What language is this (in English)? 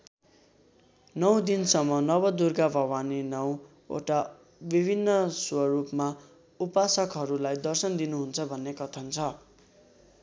Nepali